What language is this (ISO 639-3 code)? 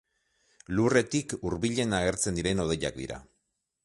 eus